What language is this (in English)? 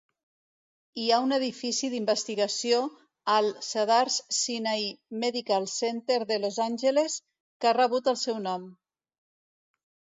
Catalan